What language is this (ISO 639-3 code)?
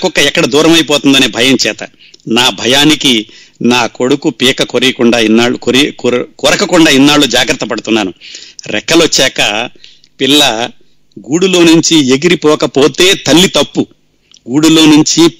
tel